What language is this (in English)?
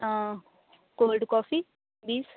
Punjabi